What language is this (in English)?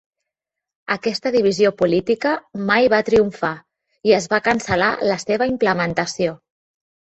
Catalan